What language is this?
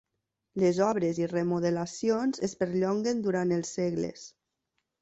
Catalan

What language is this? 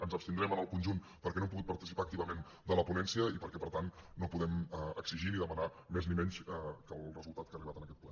Catalan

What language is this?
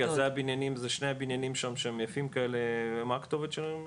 Hebrew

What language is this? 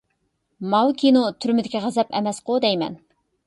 Uyghur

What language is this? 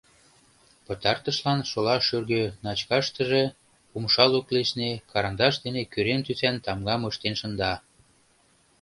Mari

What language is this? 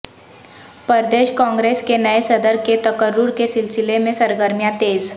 Urdu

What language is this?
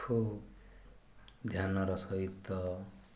Odia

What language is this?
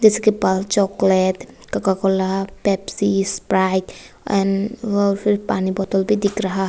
Hindi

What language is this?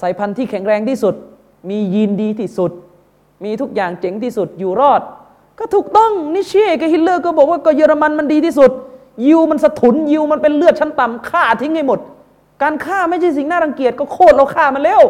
Thai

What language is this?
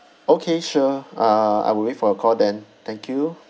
English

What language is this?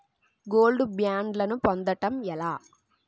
Telugu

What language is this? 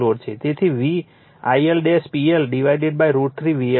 Gujarati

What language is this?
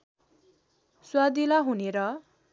Nepali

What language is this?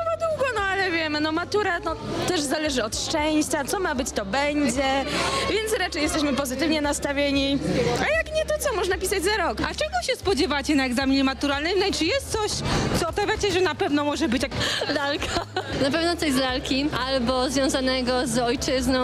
Polish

